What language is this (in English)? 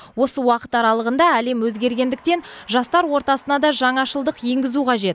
Kazakh